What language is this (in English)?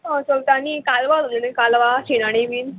Konkani